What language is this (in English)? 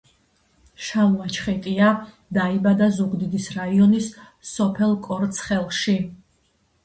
Georgian